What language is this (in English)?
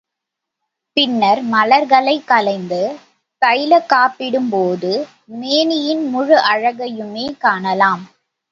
Tamil